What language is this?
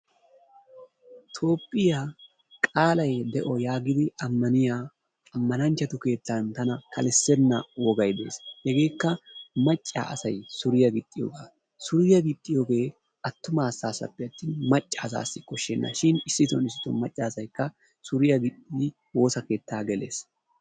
Wolaytta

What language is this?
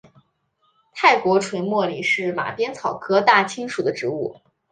Chinese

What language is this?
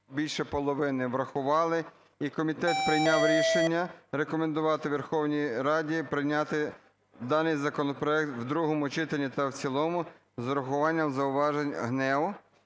Ukrainian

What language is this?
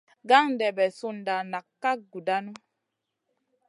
Masana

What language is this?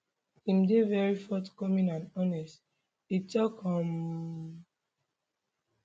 Nigerian Pidgin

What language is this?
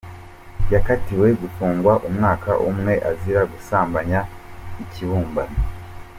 Kinyarwanda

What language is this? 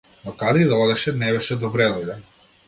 Macedonian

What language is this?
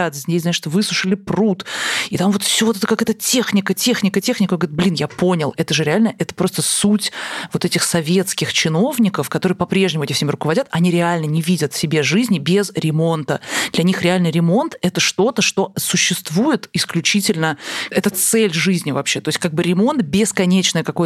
Russian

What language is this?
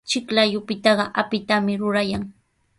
Sihuas Ancash Quechua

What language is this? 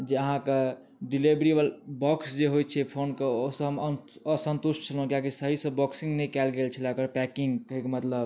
Maithili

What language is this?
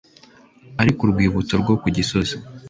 Kinyarwanda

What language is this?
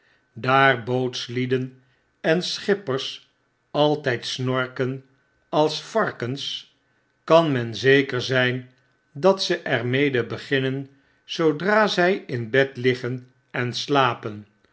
Dutch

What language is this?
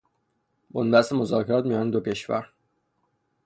Persian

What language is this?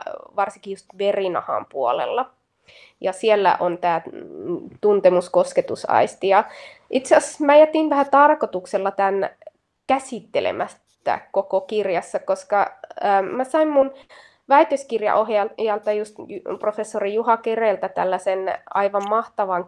Finnish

